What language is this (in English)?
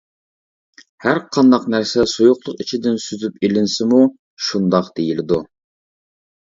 Uyghur